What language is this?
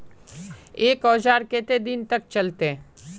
Magahi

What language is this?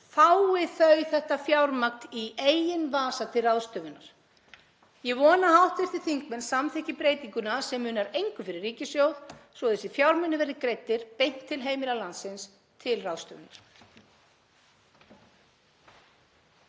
Icelandic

